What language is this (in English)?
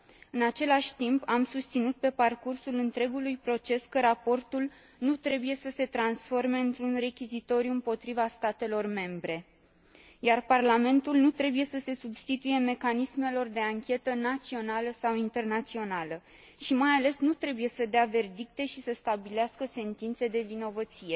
Romanian